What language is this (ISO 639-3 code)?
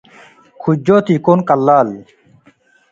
tig